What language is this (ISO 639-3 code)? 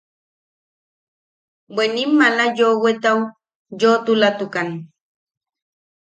yaq